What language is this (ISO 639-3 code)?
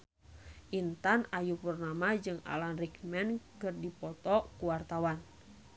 sun